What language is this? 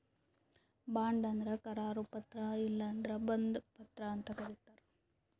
Kannada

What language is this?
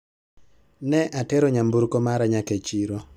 Luo (Kenya and Tanzania)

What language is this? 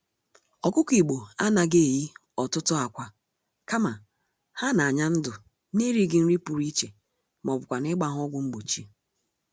Igbo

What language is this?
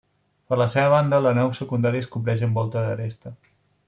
Catalan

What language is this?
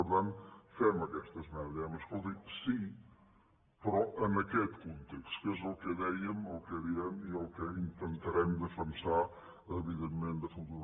Catalan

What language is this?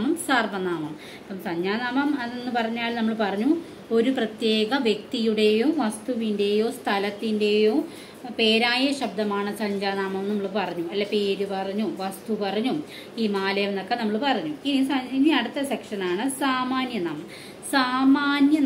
Malayalam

